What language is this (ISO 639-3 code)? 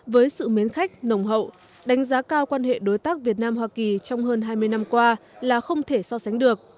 vie